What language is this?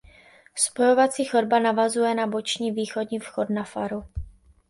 Czech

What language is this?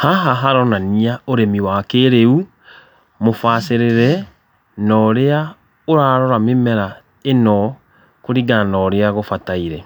Kikuyu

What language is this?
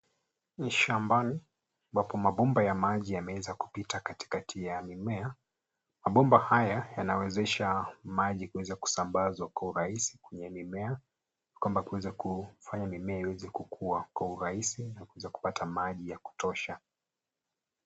Swahili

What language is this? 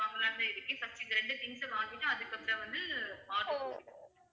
Tamil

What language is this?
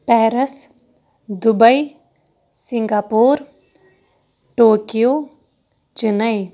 Kashmiri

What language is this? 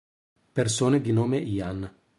Italian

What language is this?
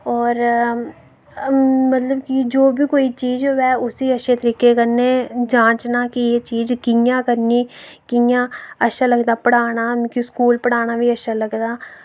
Dogri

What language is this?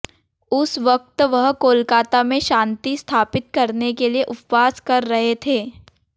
Hindi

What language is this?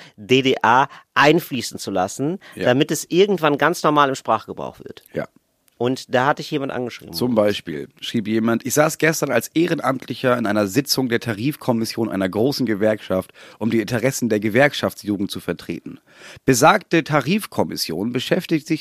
German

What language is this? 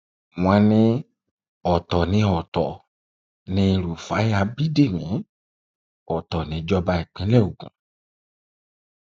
Yoruba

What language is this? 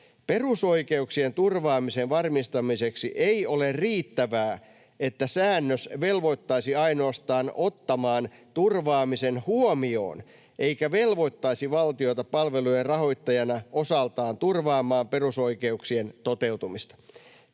Finnish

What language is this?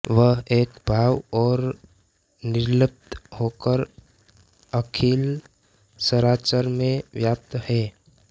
Hindi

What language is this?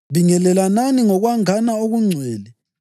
North Ndebele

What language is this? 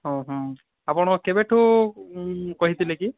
Odia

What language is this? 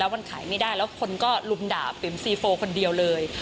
Thai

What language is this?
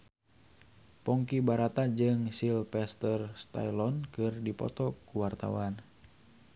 Sundanese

